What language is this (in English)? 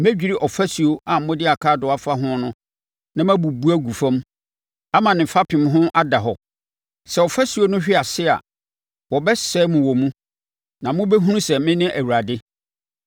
Akan